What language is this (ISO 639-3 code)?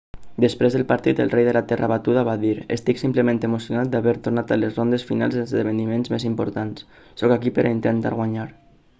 cat